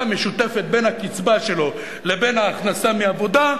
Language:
Hebrew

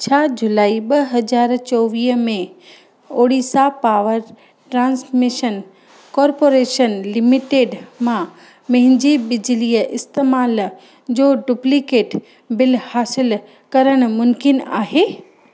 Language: Sindhi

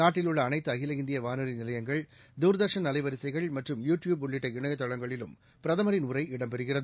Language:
Tamil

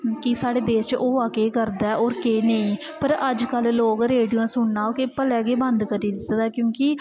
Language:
Dogri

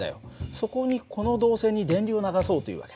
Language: Japanese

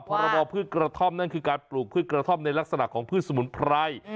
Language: Thai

